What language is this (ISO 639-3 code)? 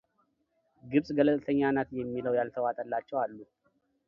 amh